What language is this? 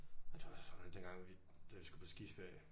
Danish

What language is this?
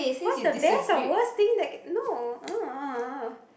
English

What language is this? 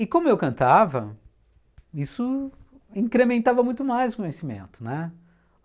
Portuguese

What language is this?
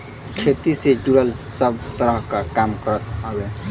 Bhojpuri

